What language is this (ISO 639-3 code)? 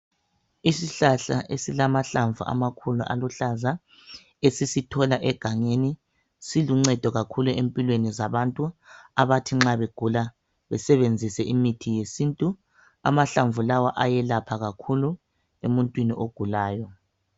nde